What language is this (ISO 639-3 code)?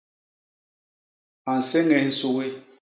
bas